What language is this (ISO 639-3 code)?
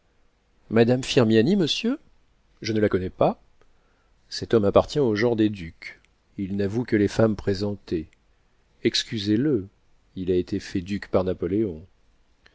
fra